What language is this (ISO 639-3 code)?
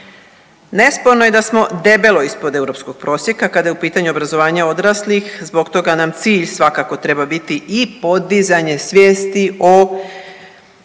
hrv